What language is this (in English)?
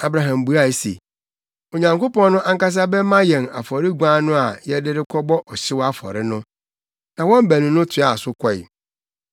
Akan